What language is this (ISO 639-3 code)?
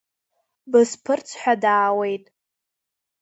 abk